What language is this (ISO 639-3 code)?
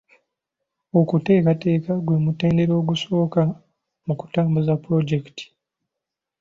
lug